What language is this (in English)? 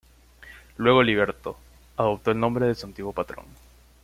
Spanish